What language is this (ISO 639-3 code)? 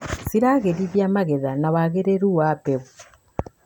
kik